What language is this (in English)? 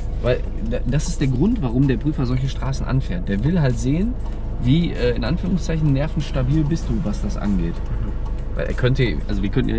German